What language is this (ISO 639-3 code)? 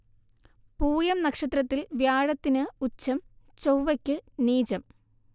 mal